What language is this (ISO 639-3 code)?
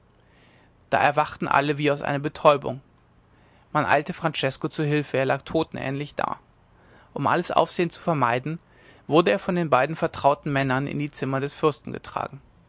deu